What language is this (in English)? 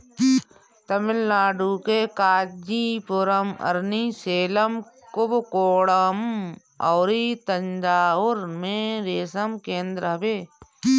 Bhojpuri